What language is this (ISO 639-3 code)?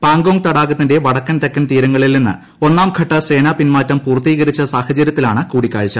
mal